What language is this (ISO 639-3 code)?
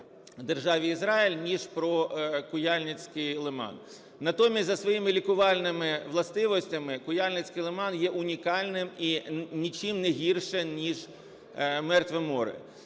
ukr